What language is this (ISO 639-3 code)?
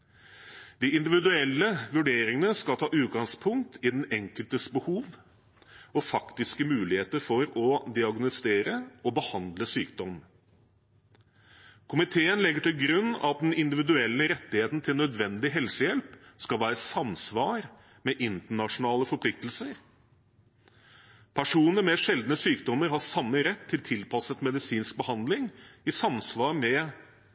nob